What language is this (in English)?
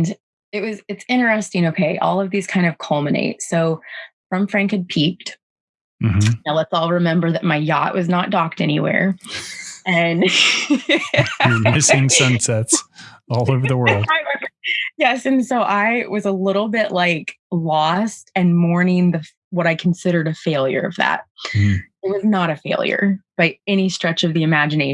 English